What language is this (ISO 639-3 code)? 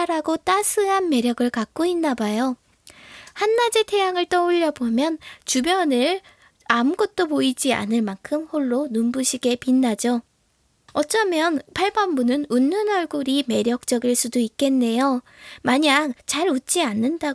kor